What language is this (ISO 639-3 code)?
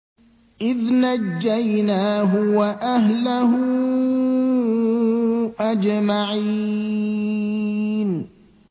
ara